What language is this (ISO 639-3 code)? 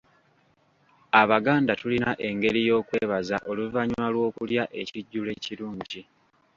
lug